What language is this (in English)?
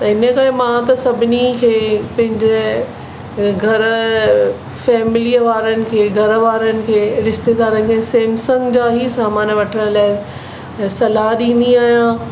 Sindhi